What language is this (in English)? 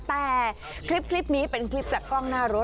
Thai